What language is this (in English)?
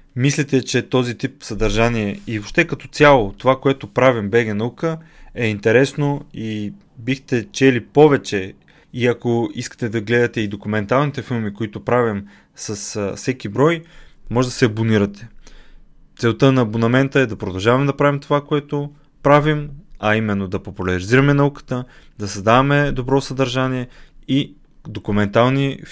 Bulgarian